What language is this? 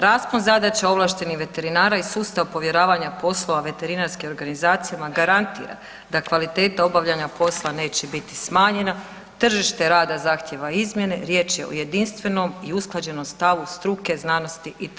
Croatian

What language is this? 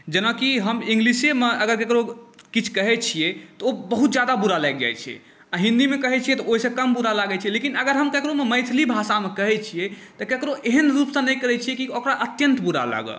Maithili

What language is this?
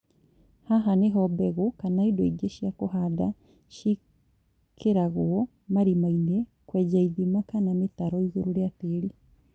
Kikuyu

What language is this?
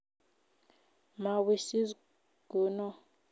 Kalenjin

